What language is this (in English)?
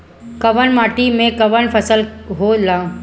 Bhojpuri